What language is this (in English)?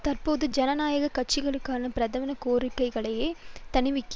Tamil